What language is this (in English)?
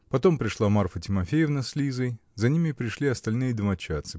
Russian